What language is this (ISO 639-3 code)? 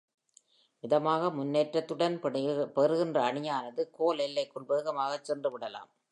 tam